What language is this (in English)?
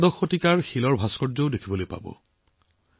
Assamese